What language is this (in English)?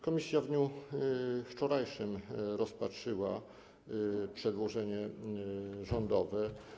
Polish